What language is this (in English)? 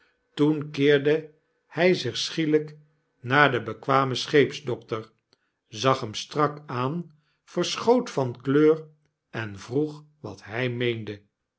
Dutch